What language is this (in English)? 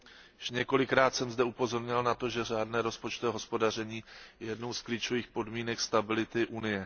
Czech